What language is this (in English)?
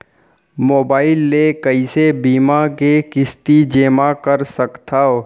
Chhattisgarhi